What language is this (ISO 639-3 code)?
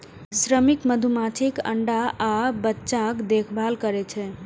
mai